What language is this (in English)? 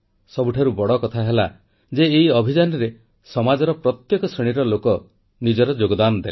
Odia